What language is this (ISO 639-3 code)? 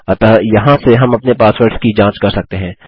hin